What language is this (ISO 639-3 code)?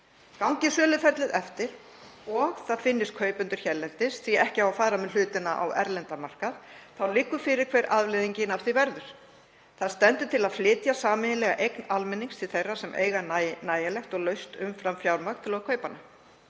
isl